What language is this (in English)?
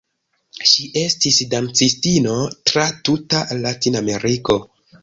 Esperanto